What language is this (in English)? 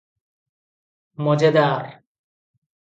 Odia